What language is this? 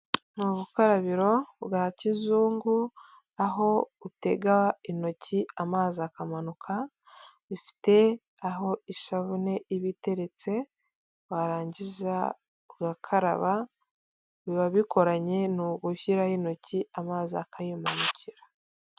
Kinyarwanda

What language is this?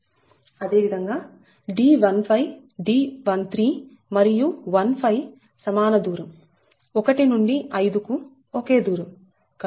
Telugu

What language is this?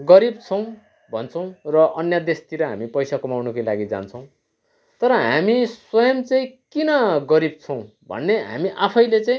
Nepali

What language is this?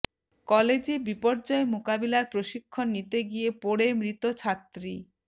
Bangla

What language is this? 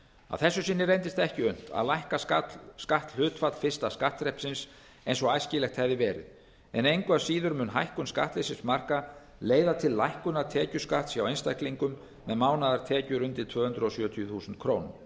Icelandic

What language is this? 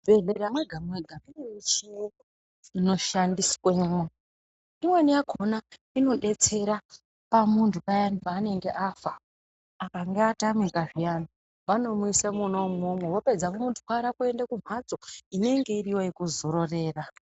Ndau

